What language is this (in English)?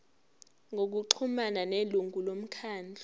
Zulu